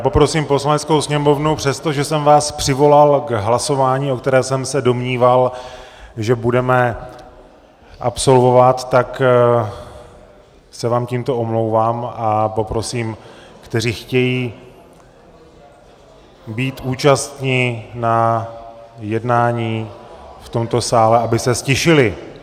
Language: Czech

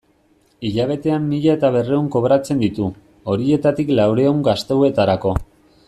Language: Basque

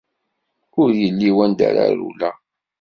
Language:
Kabyle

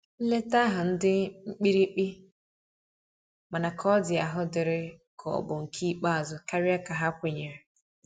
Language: Igbo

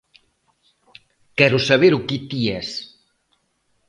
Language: Galician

